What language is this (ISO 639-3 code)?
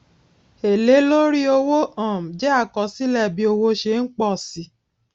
yor